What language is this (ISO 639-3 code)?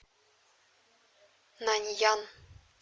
rus